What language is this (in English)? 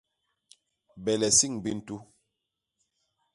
Basaa